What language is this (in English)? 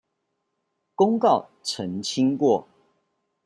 Chinese